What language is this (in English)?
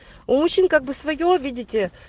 Russian